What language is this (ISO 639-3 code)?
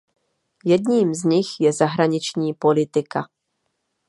ces